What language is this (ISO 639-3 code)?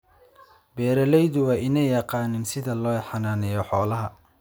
som